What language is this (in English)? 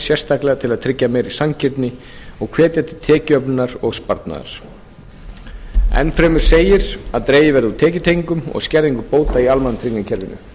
Icelandic